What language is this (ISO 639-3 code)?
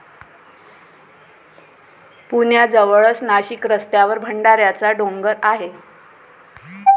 mar